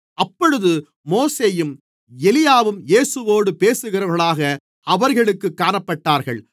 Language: Tamil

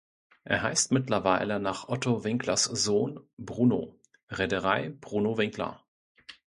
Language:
German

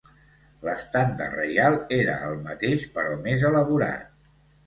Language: Catalan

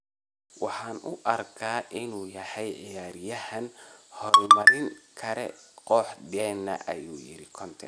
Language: Somali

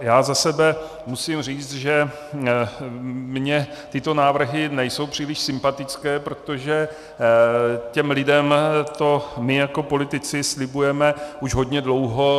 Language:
Czech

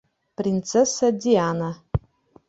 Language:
Bashkir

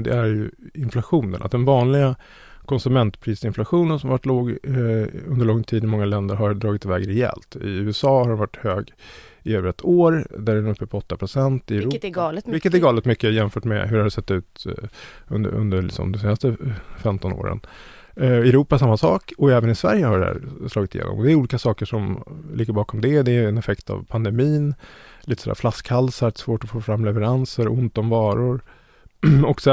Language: Swedish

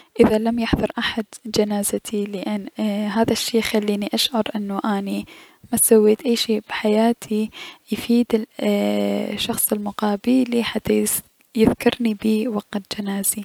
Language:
Mesopotamian Arabic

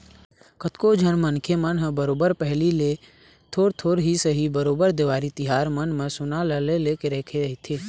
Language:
Chhattisgarhi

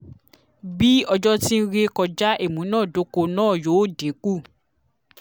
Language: Yoruba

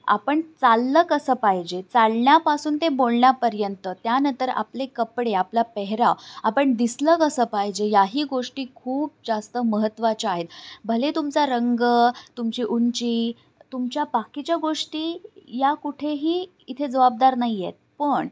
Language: Marathi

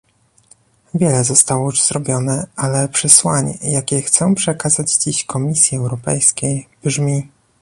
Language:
Polish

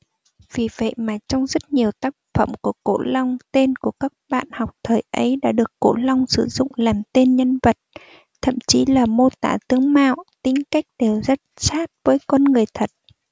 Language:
Vietnamese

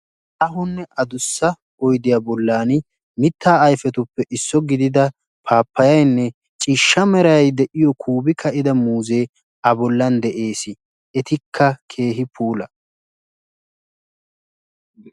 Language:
Wolaytta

